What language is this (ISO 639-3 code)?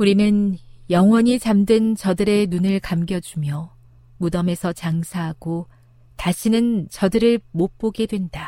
kor